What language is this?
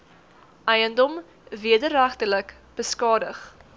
Afrikaans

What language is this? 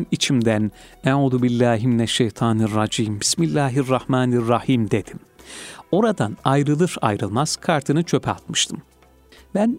Turkish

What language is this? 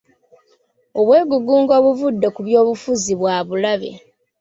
Ganda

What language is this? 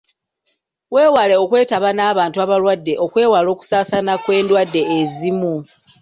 Ganda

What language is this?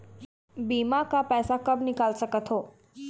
Chhattisgarhi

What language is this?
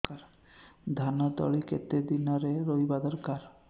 Odia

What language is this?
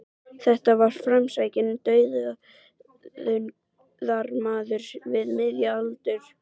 Icelandic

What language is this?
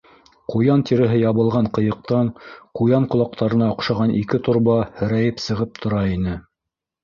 Bashkir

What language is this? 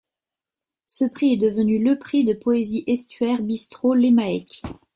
French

